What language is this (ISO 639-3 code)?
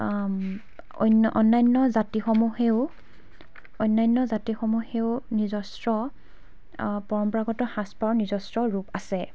asm